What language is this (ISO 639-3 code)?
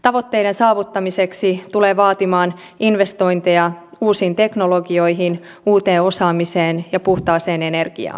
fin